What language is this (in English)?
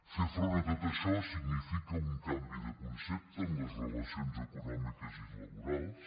Catalan